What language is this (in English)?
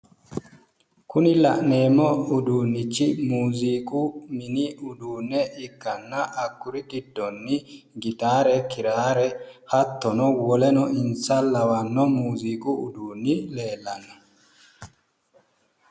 Sidamo